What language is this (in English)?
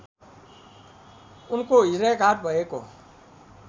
Nepali